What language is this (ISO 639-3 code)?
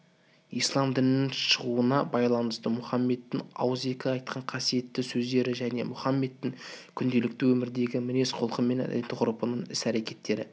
kaz